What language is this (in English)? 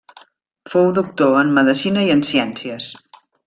Catalan